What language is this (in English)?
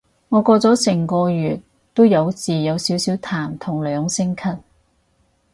Cantonese